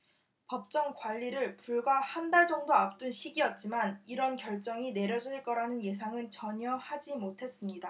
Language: Korean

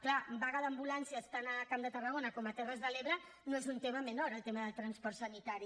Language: Catalan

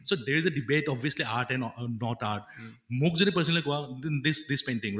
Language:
Assamese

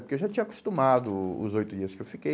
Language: Portuguese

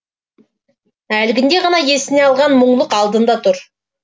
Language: Kazakh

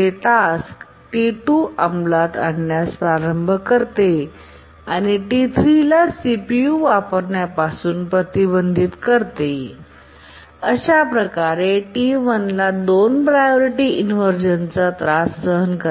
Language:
Marathi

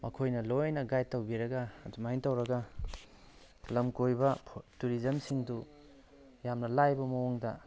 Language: Manipuri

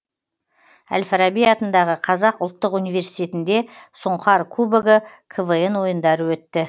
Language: Kazakh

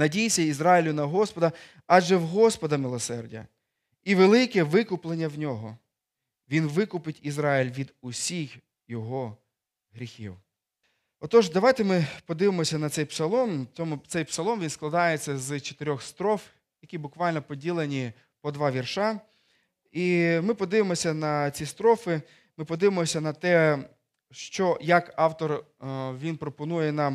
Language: Ukrainian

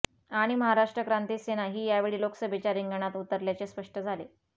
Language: Marathi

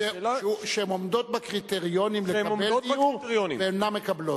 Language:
Hebrew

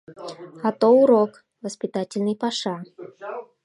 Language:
Mari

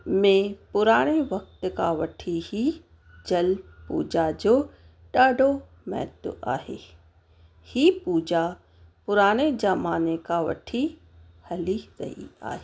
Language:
Sindhi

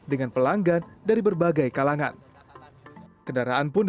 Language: Indonesian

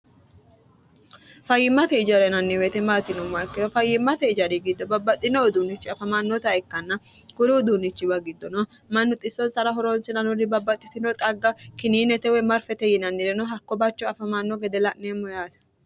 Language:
Sidamo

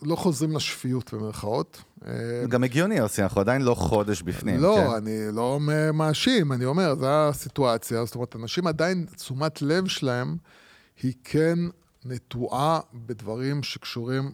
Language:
Hebrew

